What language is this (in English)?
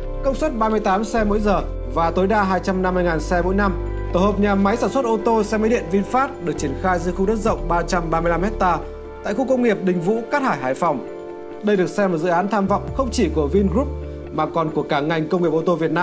Vietnamese